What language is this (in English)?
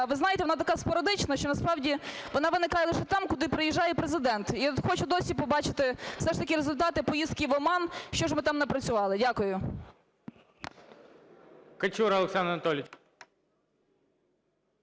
Ukrainian